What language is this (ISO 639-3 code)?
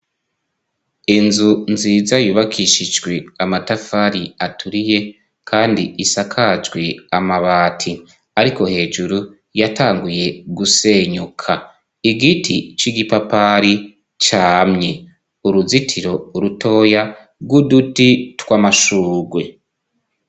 run